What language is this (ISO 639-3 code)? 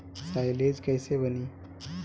bho